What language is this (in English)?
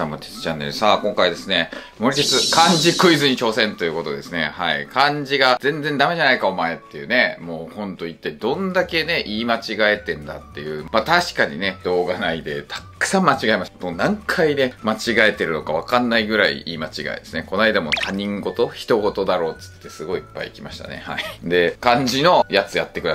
Japanese